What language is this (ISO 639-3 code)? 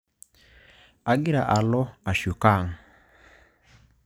mas